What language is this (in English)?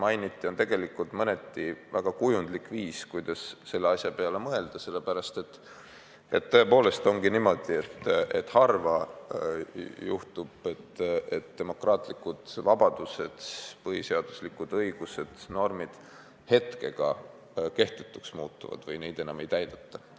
Estonian